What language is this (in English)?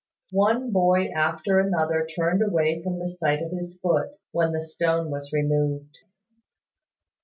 English